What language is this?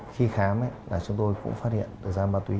Vietnamese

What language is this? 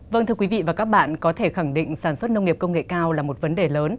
Vietnamese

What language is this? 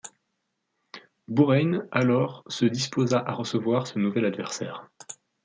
French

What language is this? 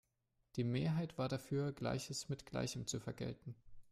German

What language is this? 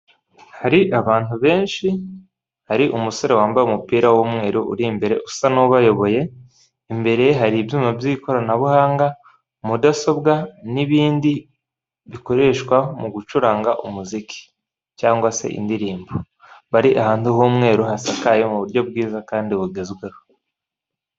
Kinyarwanda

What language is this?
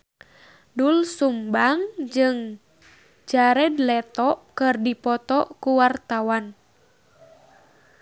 Sundanese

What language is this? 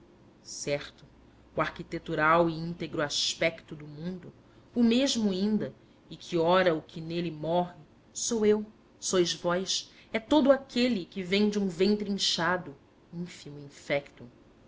Portuguese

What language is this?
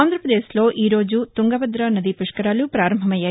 Telugu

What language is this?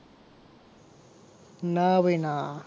Gujarati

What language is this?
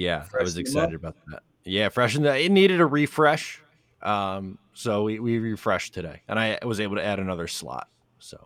English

